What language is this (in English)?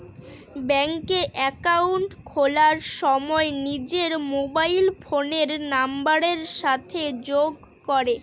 Bangla